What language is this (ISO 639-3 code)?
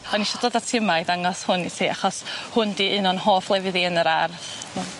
cym